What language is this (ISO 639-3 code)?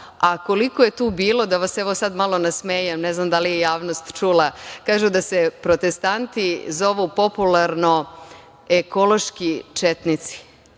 srp